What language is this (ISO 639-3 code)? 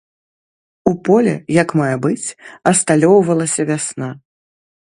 bel